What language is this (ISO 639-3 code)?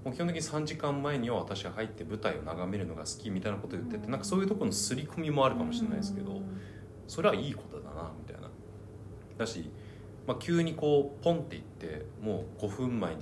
jpn